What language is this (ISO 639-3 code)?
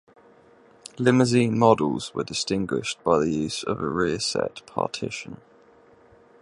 eng